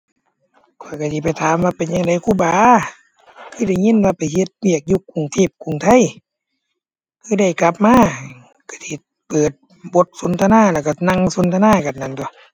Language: Thai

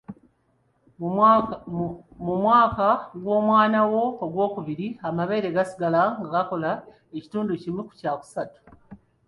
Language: Ganda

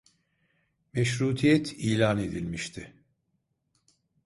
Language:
Turkish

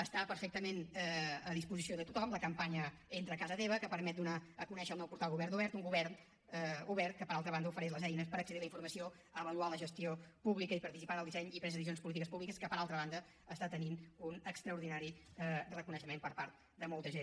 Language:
Catalan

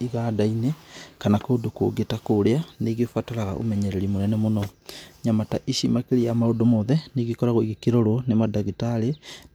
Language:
Kikuyu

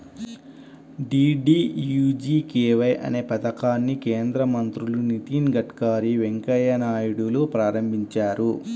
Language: Telugu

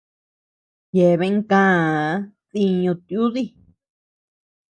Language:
Tepeuxila Cuicatec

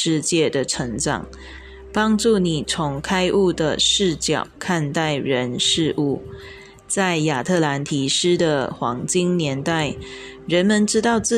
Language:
Chinese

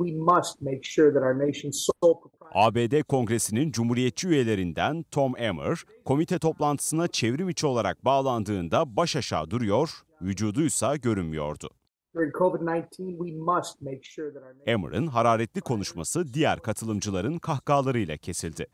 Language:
Turkish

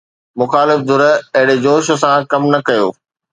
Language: Sindhi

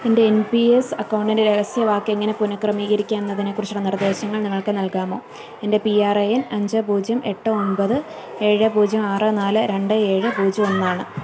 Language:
Malayalam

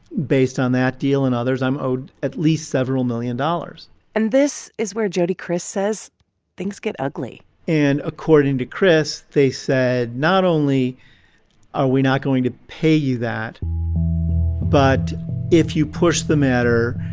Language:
English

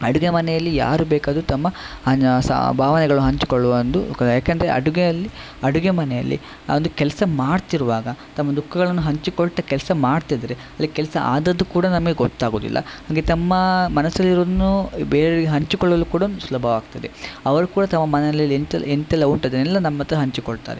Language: Kannada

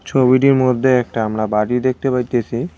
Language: Bangla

